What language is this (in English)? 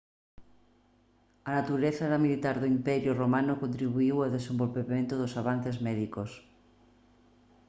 Galician